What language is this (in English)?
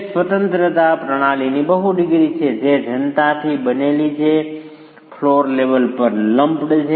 Gujarati